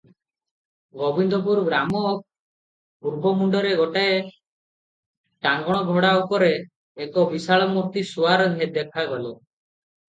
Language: Odia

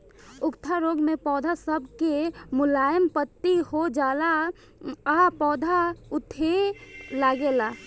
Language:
Bhojpuri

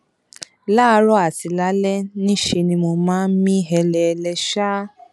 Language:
Yoruba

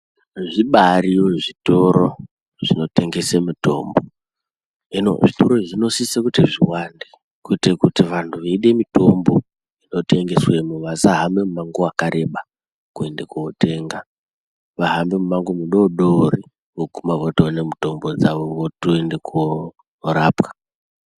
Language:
Ndau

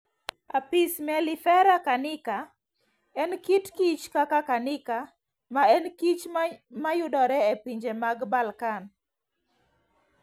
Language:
Luo (Kenya and Tanzania)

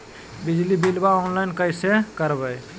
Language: Magahi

